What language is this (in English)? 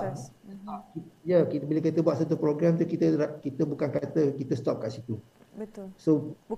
Malay